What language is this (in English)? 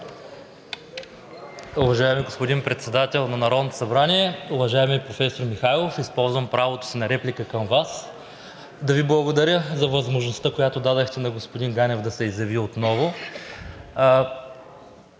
Bulgarian